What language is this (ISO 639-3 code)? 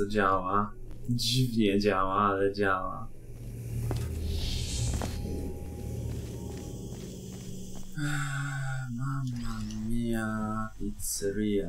pol